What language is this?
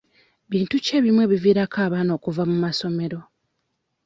Ganda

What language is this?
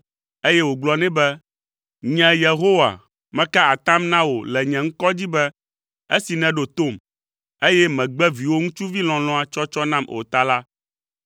Ewe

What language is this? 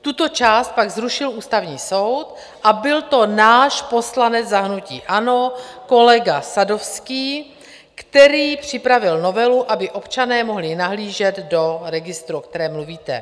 Czech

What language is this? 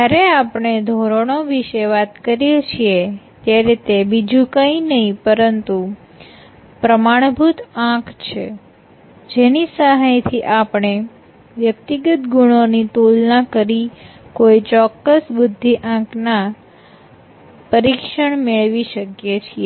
Gujarati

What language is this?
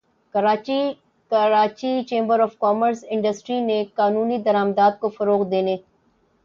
Urdu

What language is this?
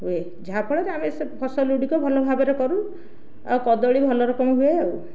Odia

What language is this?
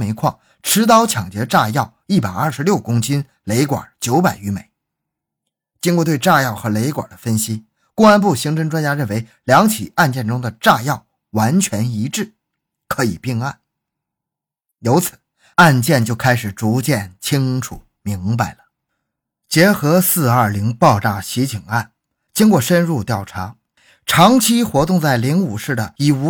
Chinese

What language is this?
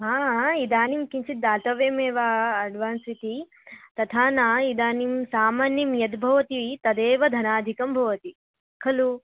Sanskrit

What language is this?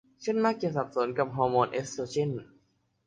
Thai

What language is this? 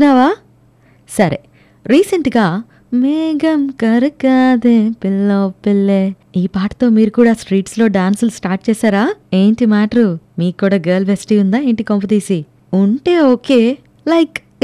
Telugu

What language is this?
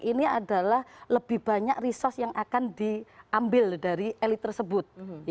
Indonesian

